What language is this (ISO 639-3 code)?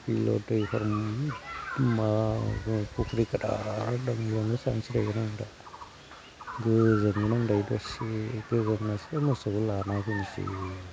brx